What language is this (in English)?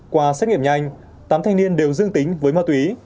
Vietnamese